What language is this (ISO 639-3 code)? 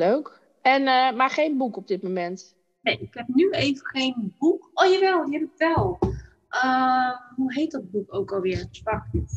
nld